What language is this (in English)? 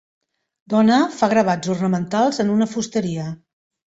Catalan